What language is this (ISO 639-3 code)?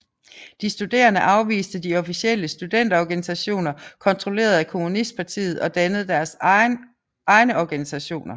dan